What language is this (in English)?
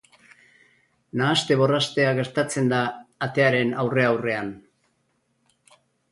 Basque